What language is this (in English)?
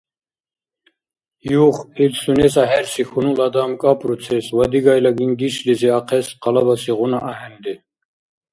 Dargwa